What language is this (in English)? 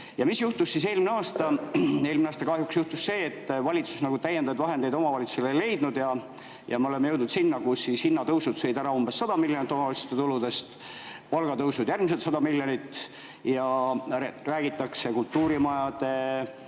Estonian